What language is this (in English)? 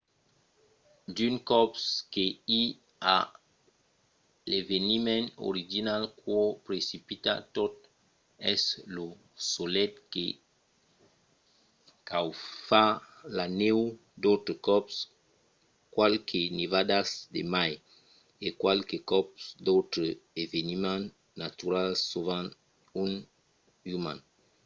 Occitan